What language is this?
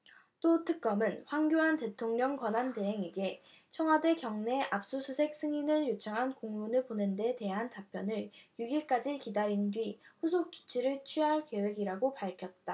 Korean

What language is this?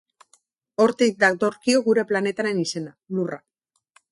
Basque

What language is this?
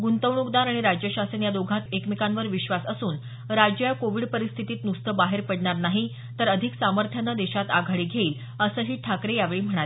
Marathi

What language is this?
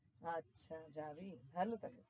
Bangla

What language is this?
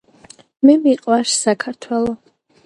Georgian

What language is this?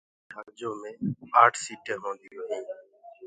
Gurgula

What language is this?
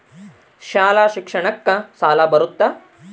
Kannada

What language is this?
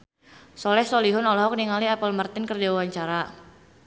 Sundanese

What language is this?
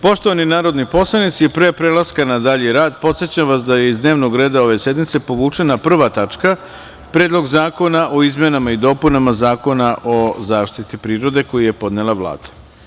Serbian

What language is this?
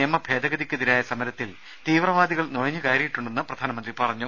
Malayalam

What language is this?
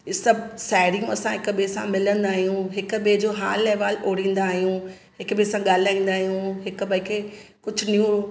Sindhi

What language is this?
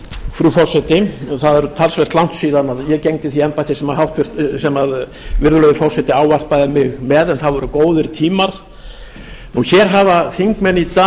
Icelandic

